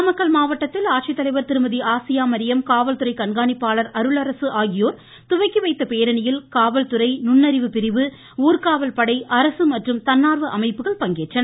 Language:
Tamil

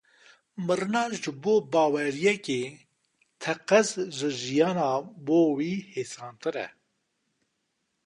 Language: Kurdish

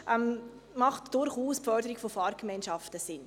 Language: Swiss German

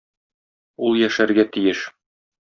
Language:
Tatar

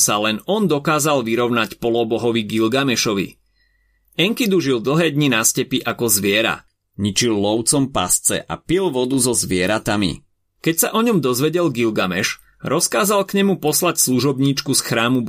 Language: Slovak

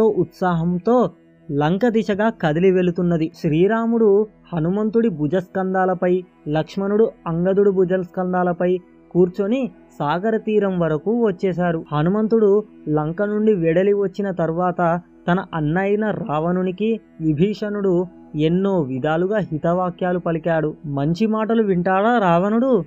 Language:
Telugu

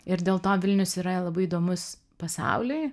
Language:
Lithuanian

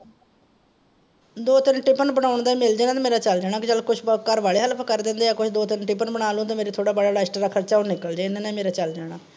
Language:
Punjabi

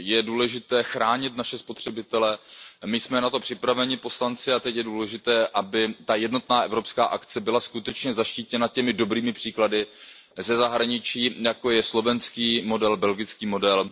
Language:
Czech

